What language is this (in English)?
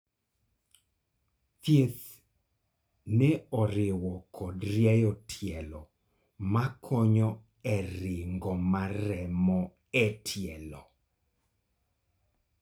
Luo (Kenya and Tanzania)